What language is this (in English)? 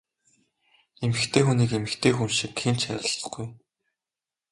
Mongolian